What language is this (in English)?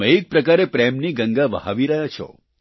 Gujarati